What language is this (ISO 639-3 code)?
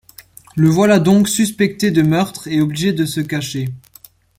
fra